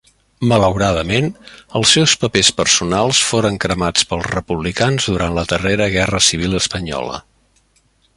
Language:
Catalan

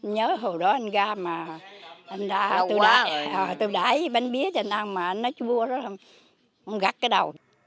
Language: Vietnamese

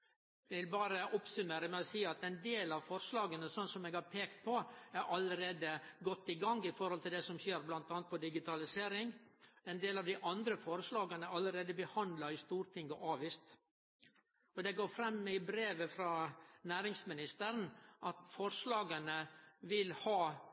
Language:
Norwegian Nynorsk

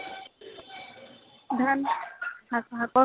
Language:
Assamese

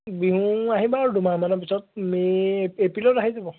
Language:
Assamese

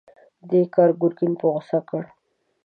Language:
Pashto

